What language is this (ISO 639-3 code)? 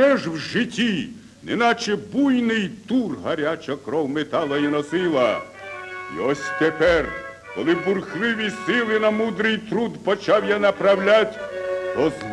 ukr